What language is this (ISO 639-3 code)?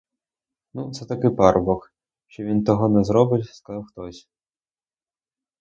ukr